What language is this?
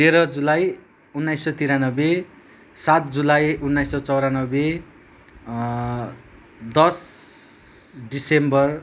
Nepali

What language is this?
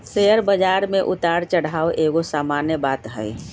Magahi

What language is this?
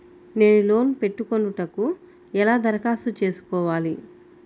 Telugu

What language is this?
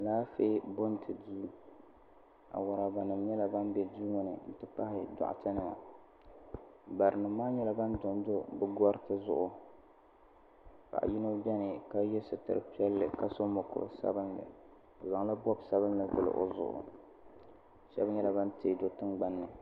Dagbani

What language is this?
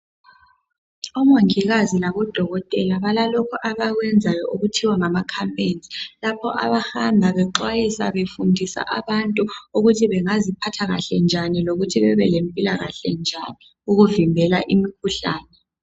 North Ndebele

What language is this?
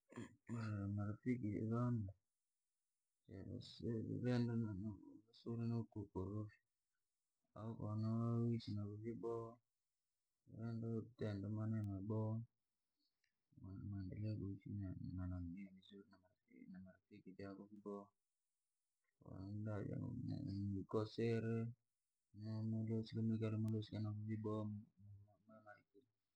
Langi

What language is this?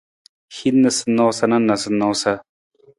Nawdm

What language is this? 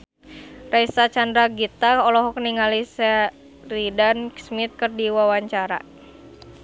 Sundanese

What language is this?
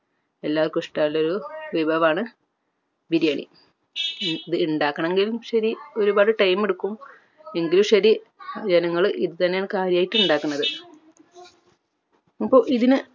Malayalam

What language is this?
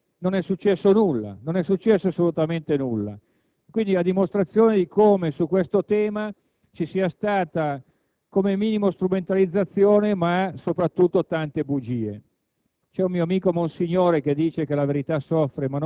Italian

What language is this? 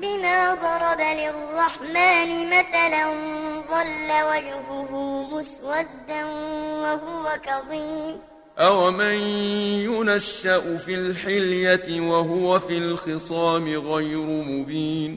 Arabic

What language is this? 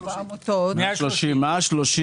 Hebrew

